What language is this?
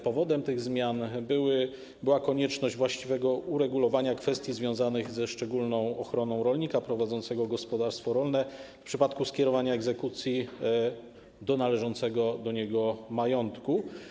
Polish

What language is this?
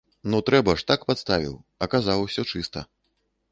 Belarusian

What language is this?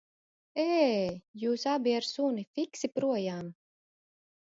Latvian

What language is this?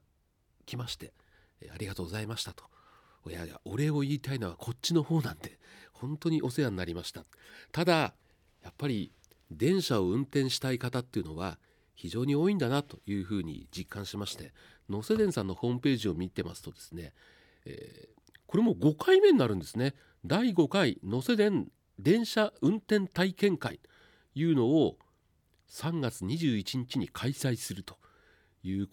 Japanese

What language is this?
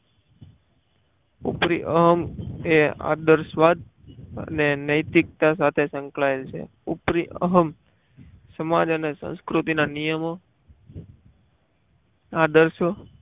Gujarati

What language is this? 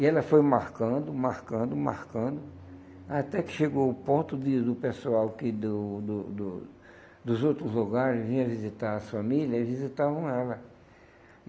Portuguese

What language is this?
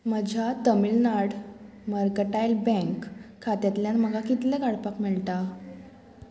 Konkani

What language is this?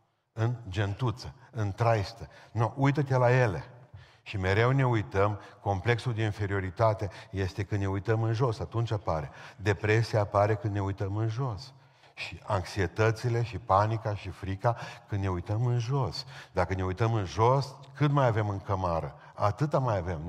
Romanian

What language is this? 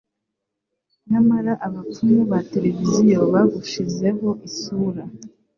Kinyarwanda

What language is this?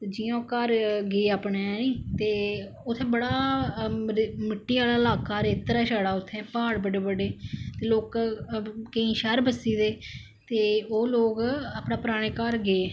Dogri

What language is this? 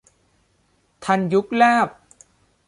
Thai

